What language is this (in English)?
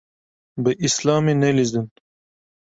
Kurdish